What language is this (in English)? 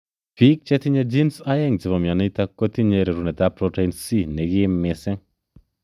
Kalenjin